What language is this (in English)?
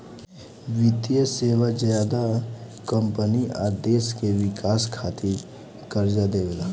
Bhojpuri